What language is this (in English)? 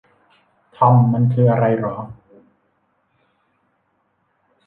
Thai